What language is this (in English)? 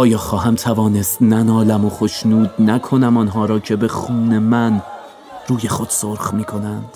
Persian